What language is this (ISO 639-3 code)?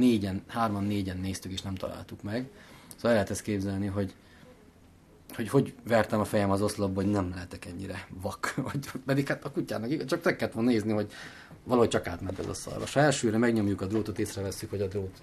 hun